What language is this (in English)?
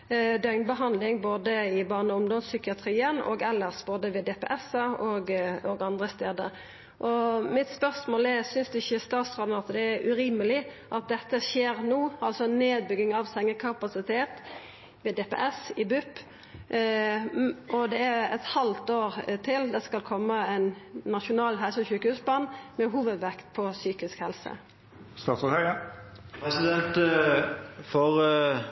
Norwegian Nynorsk